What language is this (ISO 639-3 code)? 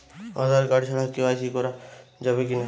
ben